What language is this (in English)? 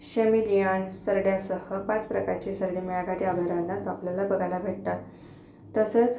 Marathi